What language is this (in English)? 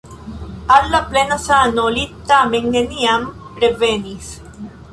Esperanto